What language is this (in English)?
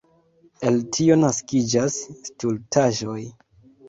Esperanto